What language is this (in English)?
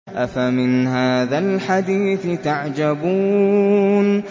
Arabic